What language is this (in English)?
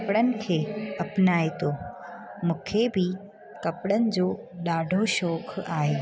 Sindhi